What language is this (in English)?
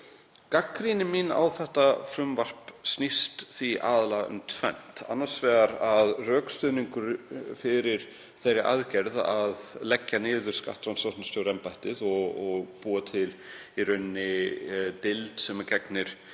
Icelandic